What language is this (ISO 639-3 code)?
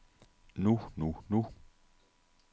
dan